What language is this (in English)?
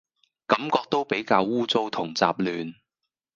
Cantonese